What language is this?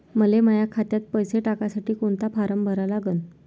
Marathi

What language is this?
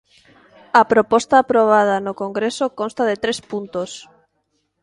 Galician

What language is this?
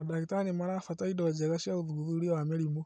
Kikuyu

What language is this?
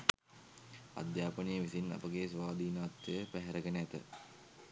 Sinhala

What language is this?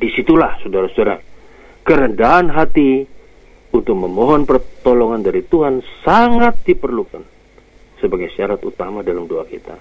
Indonesian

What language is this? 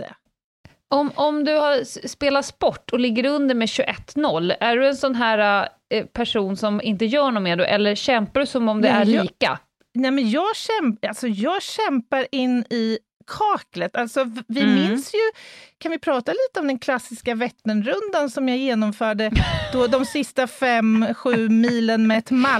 Swedish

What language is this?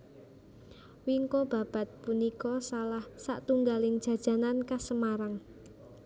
Javanese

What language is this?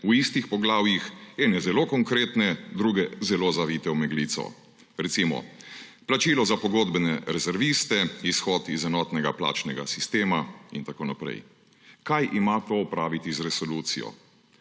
Slovenian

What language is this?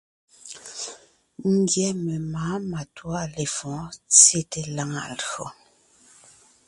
Ngiemboon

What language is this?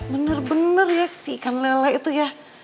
Indonesian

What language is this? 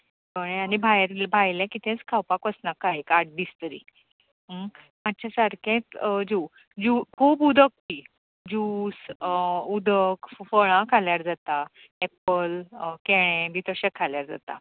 Konkani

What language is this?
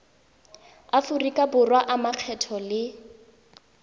Tswana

